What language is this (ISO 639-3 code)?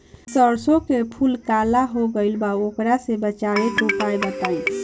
bho